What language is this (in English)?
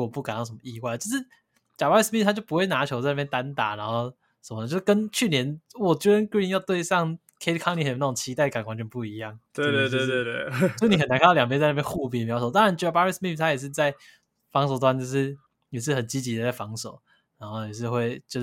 Chinese